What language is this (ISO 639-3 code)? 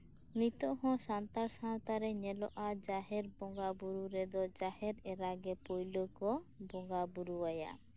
sat